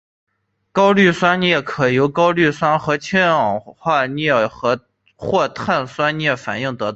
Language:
Chinese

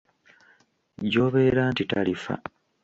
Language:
Ganda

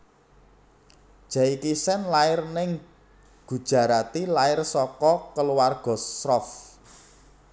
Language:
Javanese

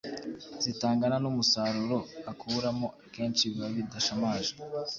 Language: Kinyarwanda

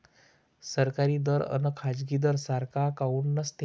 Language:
Marathi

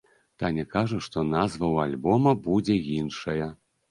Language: Belarusian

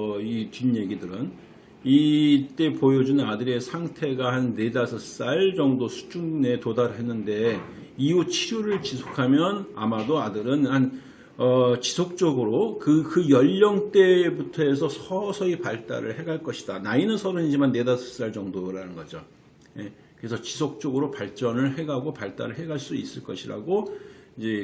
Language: Korean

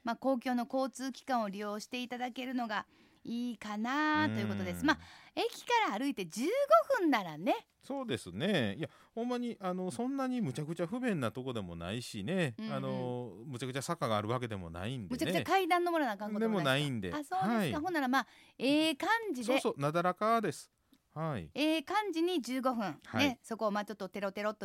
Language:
Japanese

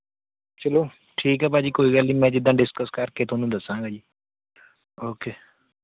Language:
Punjabi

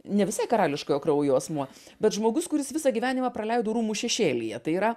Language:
Lithuanian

